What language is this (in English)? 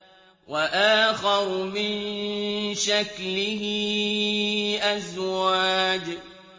Arabic